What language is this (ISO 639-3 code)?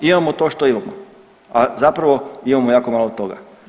hrv